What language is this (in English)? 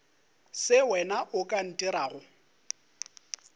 Northern Sotho